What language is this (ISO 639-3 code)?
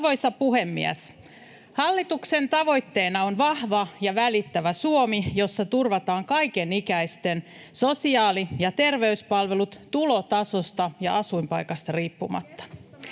fin